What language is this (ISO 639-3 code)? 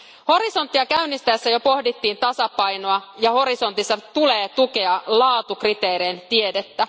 fin